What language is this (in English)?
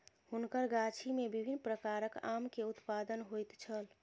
Maithili